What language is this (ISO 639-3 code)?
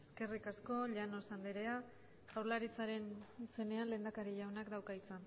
eus